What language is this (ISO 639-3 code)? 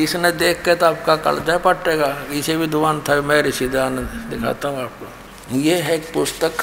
hin